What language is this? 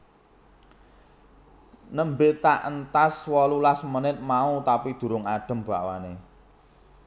Javanese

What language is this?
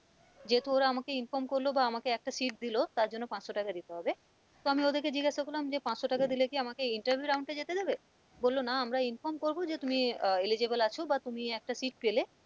Bangla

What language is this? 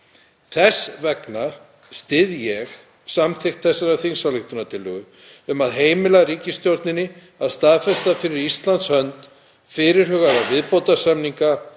Icelandic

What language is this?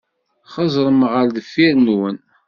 Kabyle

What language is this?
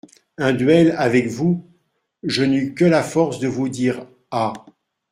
French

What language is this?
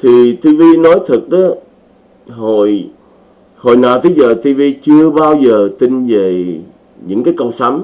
Vietnamese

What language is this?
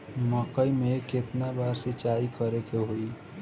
Bhojpuri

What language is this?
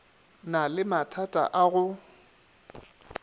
Northern Sotho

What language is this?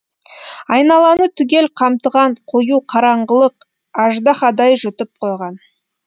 Kazakh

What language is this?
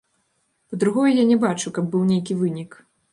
Belarusian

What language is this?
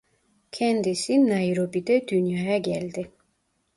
Turkish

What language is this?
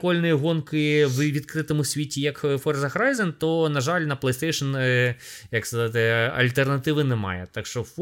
Ukrainian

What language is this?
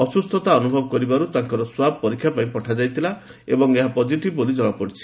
Odia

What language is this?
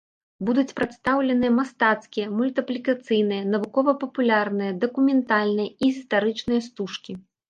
Belarusian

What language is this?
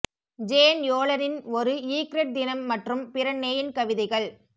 Tamil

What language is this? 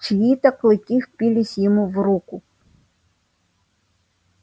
Russian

